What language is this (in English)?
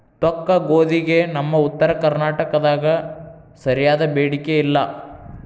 Kannada